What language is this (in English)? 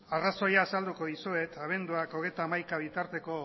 Basque